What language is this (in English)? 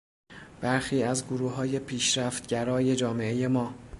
Persian